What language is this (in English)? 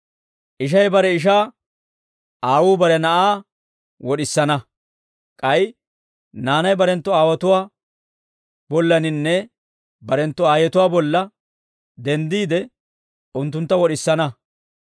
Dawro